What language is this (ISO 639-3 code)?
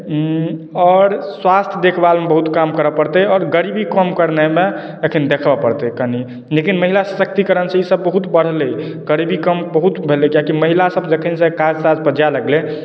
mai